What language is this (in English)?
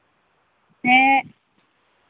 Santali